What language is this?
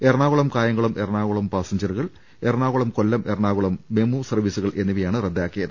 Malayalam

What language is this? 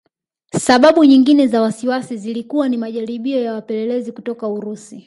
Swahili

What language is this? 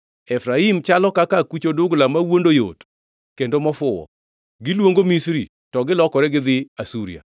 Luo (Kenya and Tanzania)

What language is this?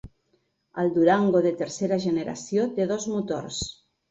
Catalan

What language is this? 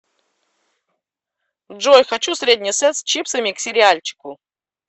Russian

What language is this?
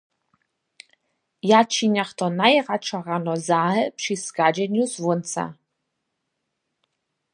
Upper Sorbian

